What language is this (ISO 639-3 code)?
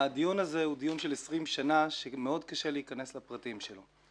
heb